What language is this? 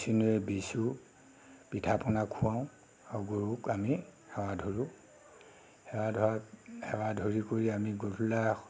Assamese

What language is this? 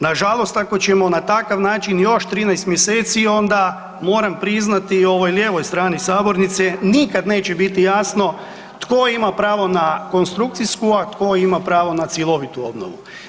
Croatian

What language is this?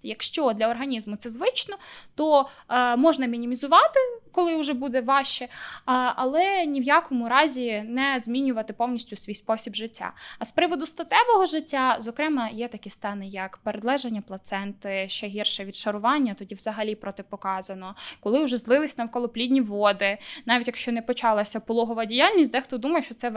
Ukrainian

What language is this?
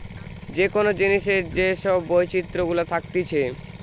Bangla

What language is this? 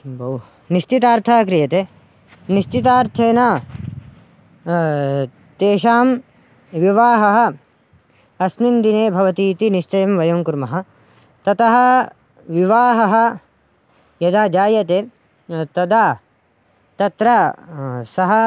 Sanskrit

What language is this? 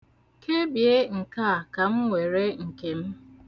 Igbo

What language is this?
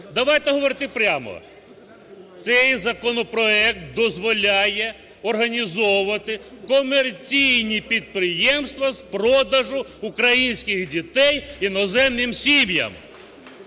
Ukrainian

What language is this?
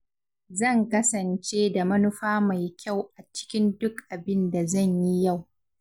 Hausa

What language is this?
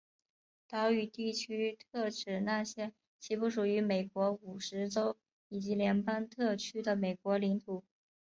Chinese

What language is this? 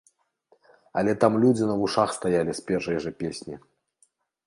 Belarusian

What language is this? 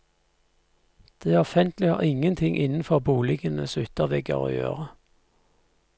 Norwegian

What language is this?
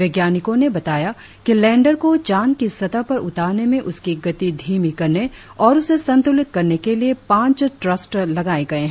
Hindi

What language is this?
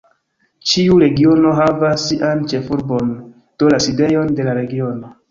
Esperanto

